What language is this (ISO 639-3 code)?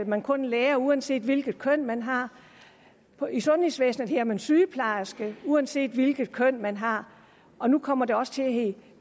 dan